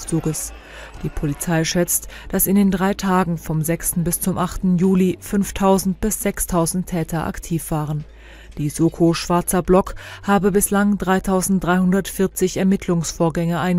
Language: German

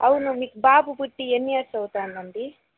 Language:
Telugu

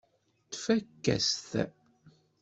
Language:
Kabyle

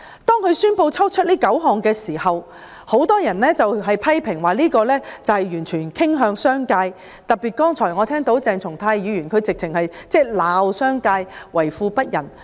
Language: Cantonese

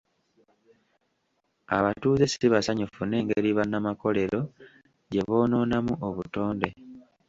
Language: Ganda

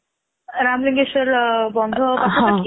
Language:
Odia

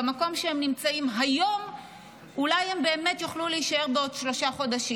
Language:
Hebrew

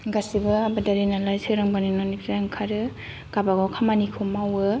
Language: Bodo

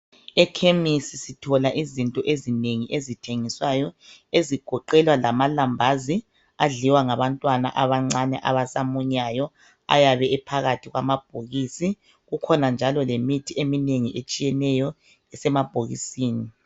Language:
North Ndebele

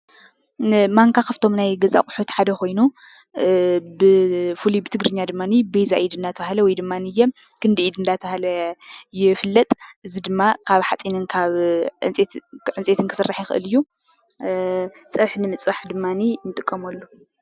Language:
Tigrinya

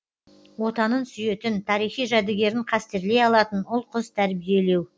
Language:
Kazakh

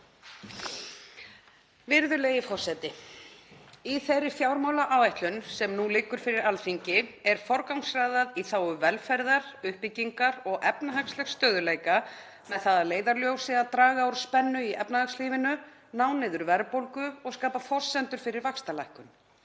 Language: Icelandic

